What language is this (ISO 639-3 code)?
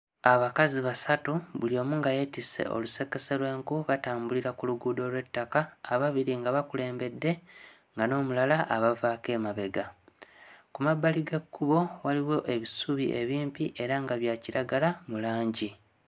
lug